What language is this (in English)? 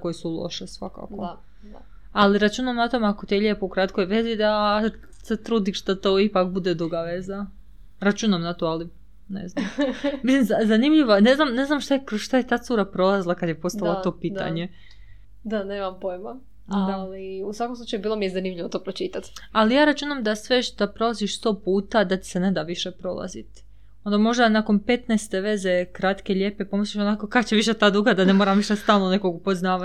Croatian